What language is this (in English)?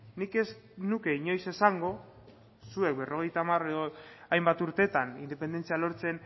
Basque